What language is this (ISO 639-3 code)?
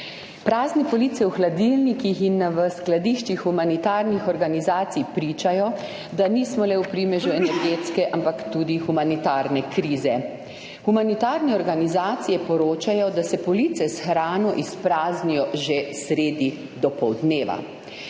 slv